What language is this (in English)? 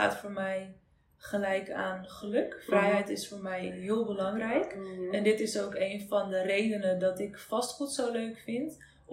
Dutch